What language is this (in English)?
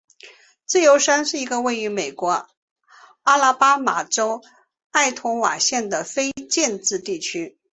Chinese